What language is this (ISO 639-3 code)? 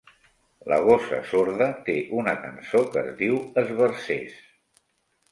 cat